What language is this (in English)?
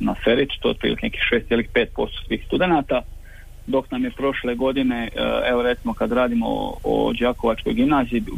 Croatian